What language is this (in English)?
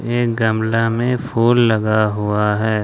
Hindi